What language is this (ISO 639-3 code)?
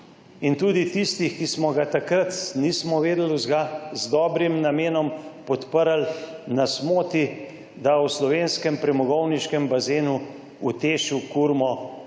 slv